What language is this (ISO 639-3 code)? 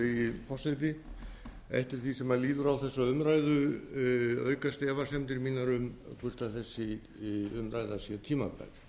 isl